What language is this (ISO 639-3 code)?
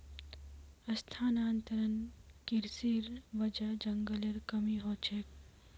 mag